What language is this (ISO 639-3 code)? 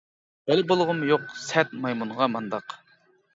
uig